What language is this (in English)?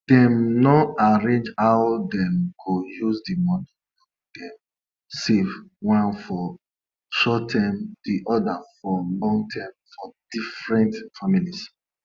Nigerian Pidgin